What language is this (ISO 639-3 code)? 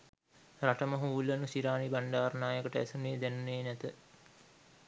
sin